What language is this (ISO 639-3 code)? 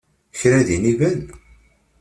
kab